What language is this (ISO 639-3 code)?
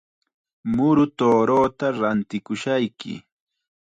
qxa